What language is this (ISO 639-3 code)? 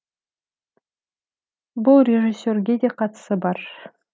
kaz